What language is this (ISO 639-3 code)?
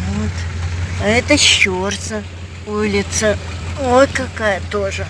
rus